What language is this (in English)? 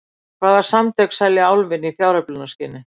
Icelandic